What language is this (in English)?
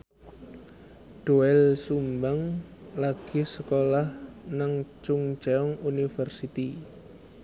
Javanese